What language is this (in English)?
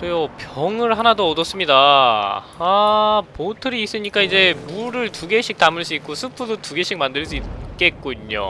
Korean